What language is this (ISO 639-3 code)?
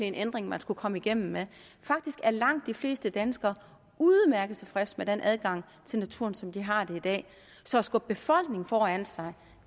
dan